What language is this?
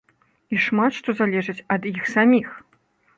Belarusian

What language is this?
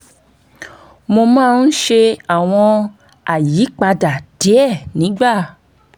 Yoruba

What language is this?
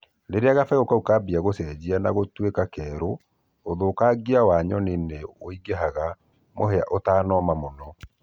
Kikuyu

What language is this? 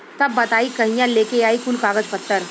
Bhojpuri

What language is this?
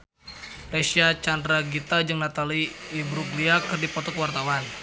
Sundanese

